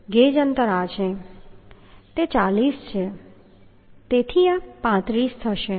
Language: Gujarati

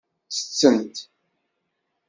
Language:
Kabyle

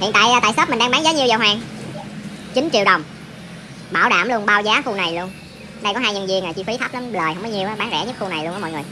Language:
Vietnamese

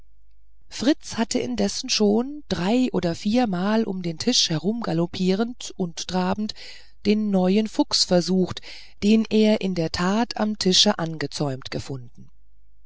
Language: German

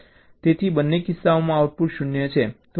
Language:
Gujarati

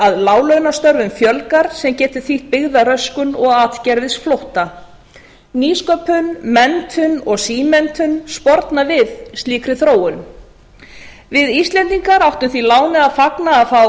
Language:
Icelandic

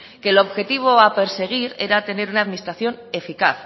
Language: Spanish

